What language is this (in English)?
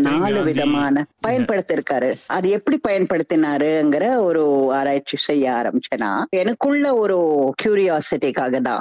Tamil